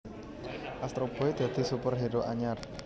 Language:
Javanese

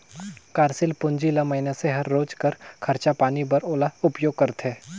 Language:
Chhattisgarhi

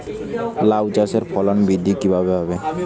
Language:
Bangla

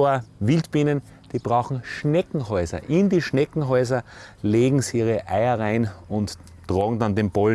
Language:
German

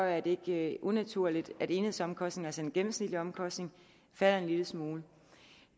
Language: Danish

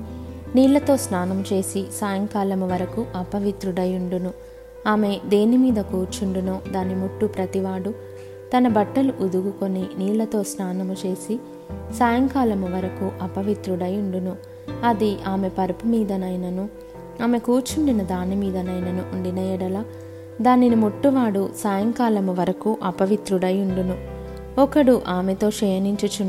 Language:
Telugu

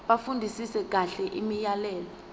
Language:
Zulu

